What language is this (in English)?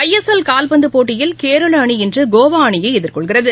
Tamil